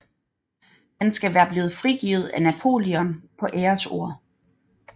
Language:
Danish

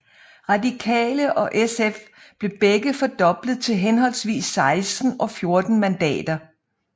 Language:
Danish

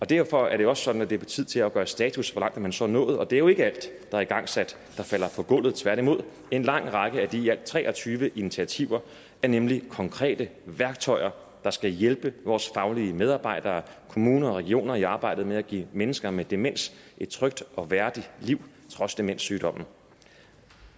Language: Danish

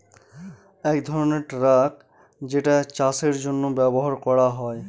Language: Bangla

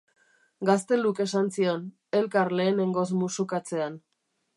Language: Basque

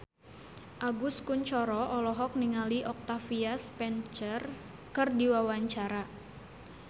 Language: Sundanese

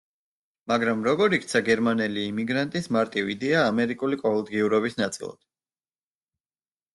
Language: Georgian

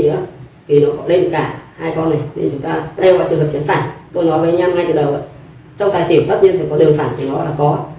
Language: Vietnamese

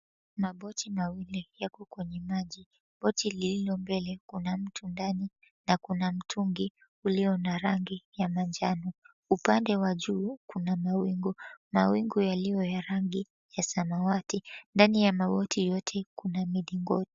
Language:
Swahili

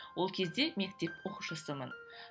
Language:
Kazakh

